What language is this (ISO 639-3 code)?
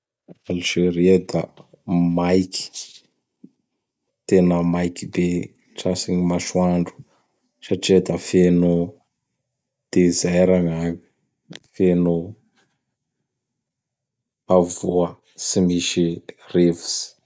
bhr